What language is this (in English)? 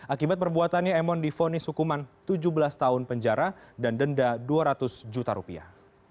Indonesian